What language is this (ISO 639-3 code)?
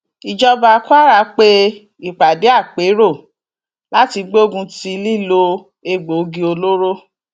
yor